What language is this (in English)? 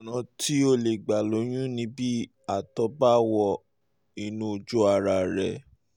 Yoruba